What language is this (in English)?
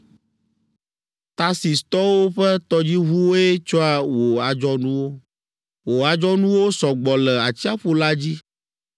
Ewe